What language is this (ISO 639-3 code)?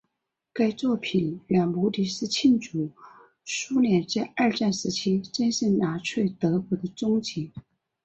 zho